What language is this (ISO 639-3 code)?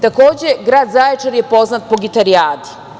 srp